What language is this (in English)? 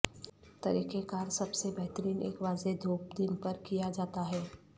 Urdu